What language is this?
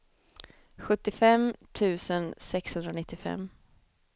Swedish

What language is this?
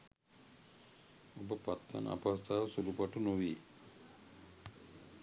Sinhala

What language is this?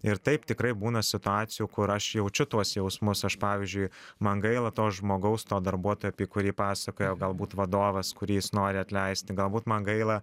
Lithuanian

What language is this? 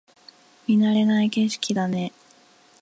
Japanese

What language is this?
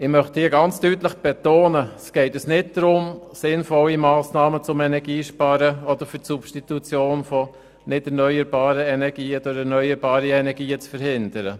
Swiss German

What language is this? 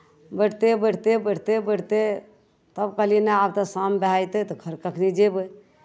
Maithili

